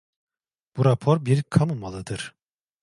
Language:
Turkish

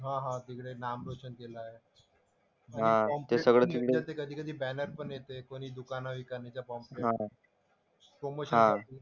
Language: Marathi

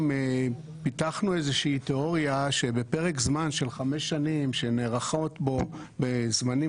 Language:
Hebrew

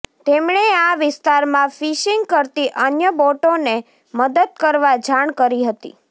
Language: Gujarati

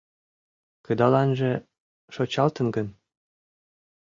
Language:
Mari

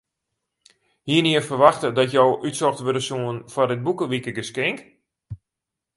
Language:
Western Frisian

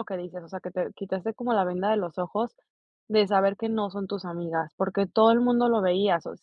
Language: Spanish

